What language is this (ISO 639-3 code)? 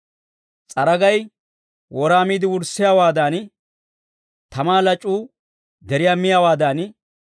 dwr